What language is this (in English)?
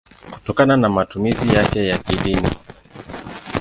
Swahili